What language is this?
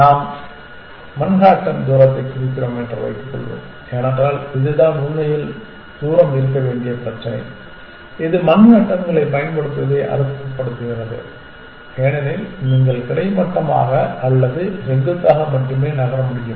Tamil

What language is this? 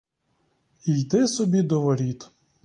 Ukrainian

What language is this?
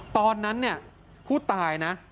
Thai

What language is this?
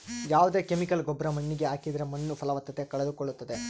Kannada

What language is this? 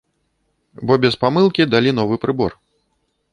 Belarusian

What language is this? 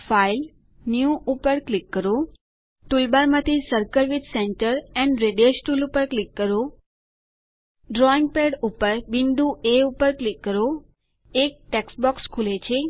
Gujarati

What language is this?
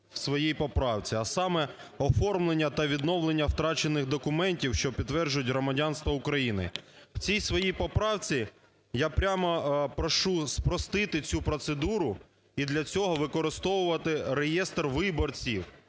Ukrainian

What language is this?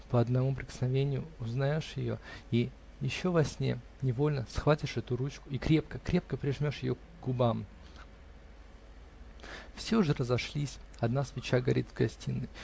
Russian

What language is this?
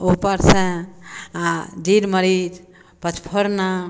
Maithili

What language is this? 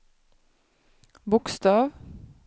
Swedish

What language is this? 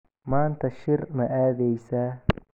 Somali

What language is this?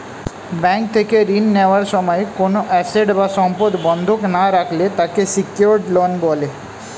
Bangla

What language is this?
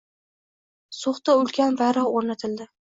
Uzbek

